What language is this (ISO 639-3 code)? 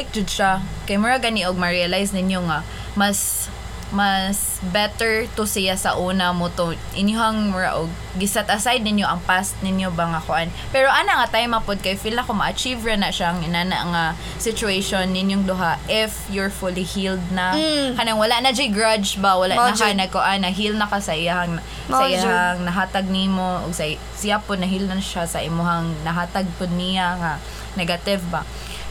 fil